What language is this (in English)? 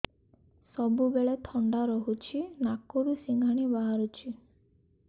Odia